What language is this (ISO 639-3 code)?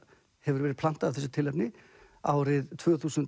isl